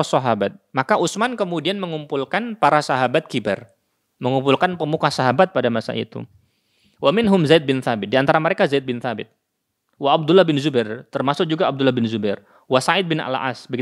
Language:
Indonesian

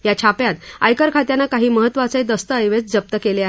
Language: Marathi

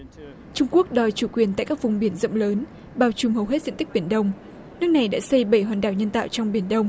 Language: Vietnamese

